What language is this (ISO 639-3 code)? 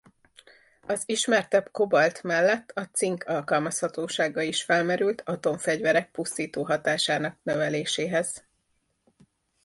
hun